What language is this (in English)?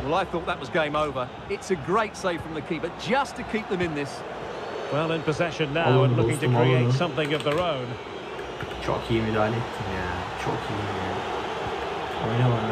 Turkish